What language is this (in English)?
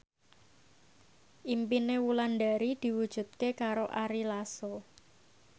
Javanese